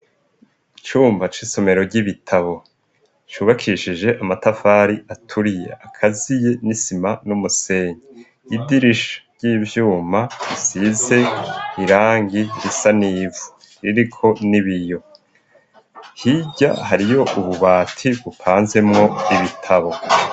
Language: Rundi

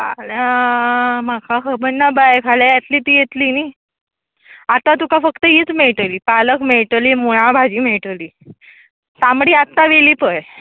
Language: Konkani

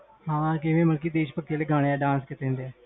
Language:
Punjabi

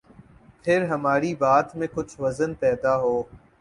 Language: Urdu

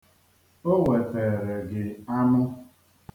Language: Igbo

